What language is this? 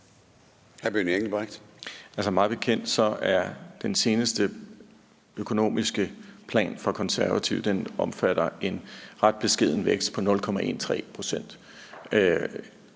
Danish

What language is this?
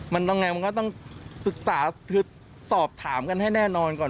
Thai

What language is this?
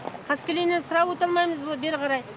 Kazakh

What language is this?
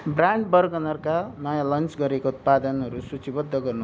Nepali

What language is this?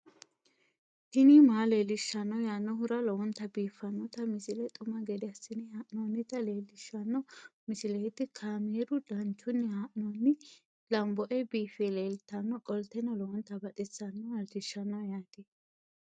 Sidamo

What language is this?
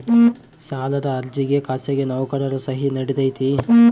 Kannada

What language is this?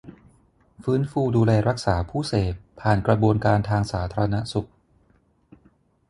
Thai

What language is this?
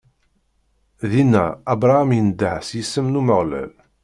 Kabyle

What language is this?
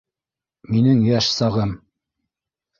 Bashkir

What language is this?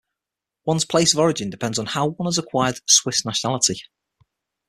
English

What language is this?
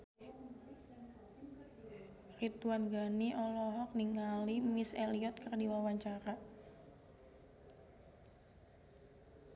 Sundanese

